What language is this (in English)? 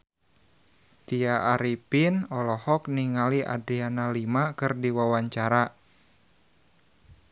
Sundanese